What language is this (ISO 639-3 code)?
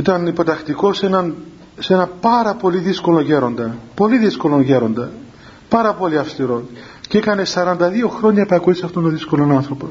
ell